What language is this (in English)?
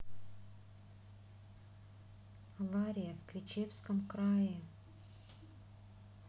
Russian